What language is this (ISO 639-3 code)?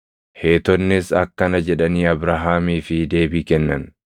orm